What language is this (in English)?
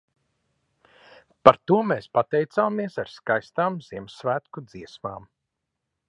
Latvian